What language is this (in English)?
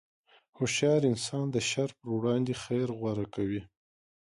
Pashto